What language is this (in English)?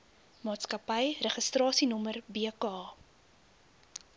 Afrikaans